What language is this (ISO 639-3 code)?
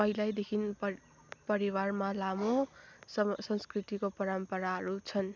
nep